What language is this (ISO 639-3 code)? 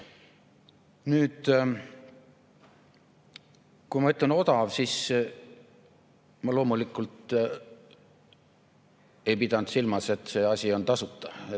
est